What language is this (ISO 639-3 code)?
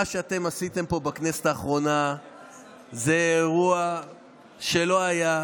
heb